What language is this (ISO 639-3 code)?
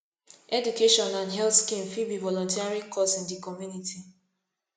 pcm